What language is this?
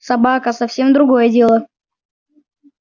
Russian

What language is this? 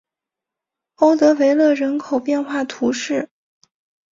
Chinese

